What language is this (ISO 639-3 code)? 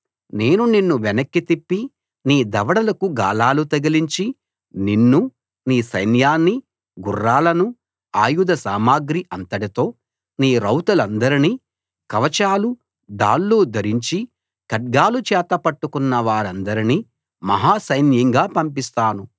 tel